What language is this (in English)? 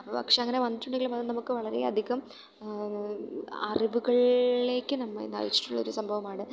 Malayalam